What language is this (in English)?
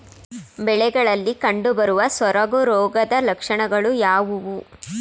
Kannada